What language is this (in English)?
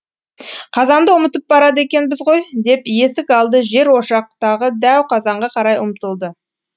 Kazakh